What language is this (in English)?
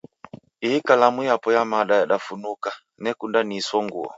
Taita